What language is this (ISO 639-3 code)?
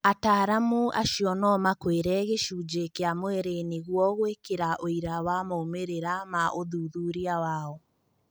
kik